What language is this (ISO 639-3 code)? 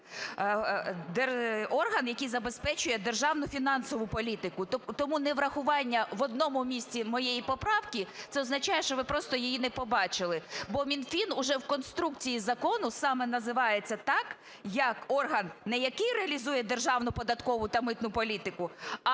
ukr